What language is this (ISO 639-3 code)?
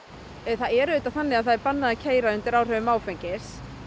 isl